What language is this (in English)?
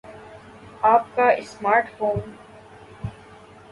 Urdu